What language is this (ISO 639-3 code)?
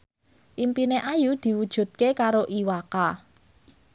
jav